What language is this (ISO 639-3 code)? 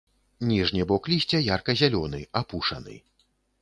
bel